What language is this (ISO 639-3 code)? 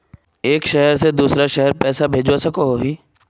mag